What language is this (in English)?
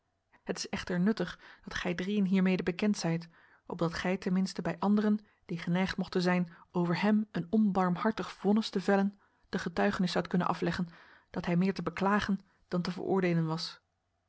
Dutch